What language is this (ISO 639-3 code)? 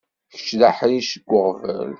kab